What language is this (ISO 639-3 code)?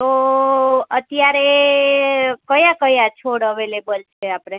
guj